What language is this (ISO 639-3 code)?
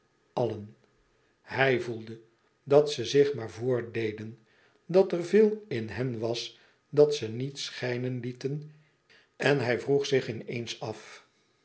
nld